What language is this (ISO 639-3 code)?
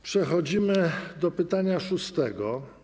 pol